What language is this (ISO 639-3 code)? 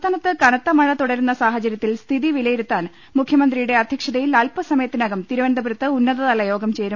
mal